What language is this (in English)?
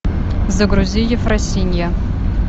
Russian